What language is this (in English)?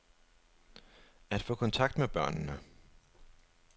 Danish